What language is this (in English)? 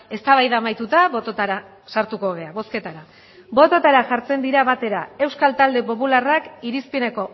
Basque